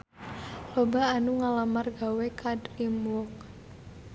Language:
Sundanese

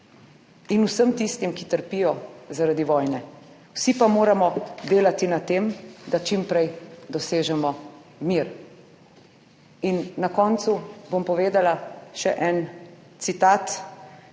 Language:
Slovenian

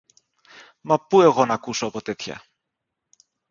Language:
Greek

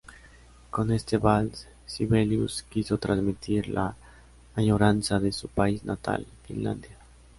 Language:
Spanish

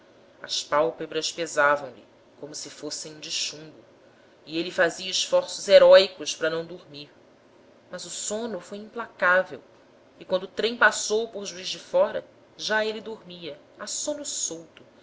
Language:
Portuguese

